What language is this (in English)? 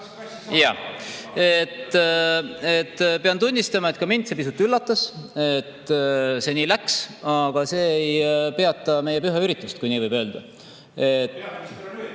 Estonian